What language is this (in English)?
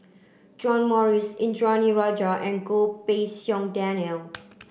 English